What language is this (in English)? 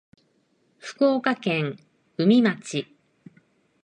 Japanese